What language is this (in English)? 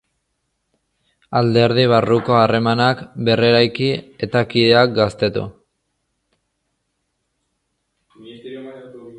Basque